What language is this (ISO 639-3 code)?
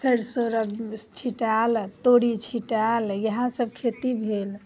mai